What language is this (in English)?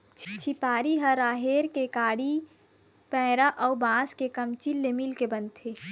Chhattisgarhi